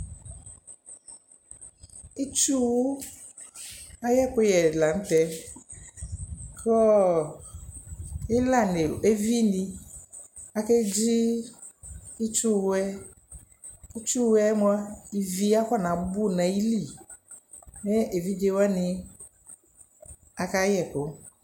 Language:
Ikposo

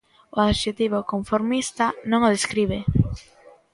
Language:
Galician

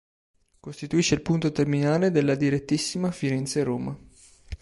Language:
Italian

